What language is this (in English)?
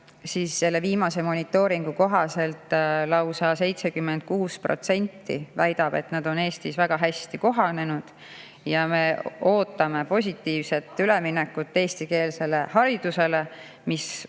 Estonian